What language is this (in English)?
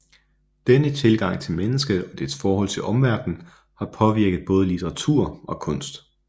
Danish